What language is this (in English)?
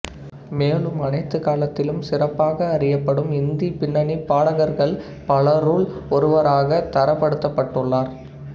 Tamil